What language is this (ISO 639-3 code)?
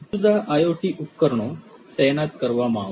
guj